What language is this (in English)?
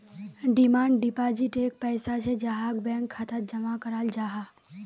Magahi